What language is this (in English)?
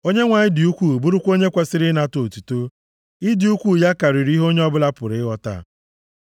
Igbo